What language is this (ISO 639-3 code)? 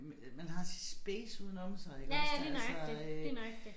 dan